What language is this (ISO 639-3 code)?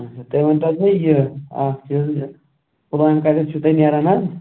kas